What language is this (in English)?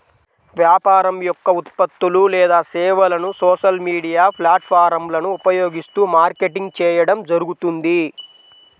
Telugu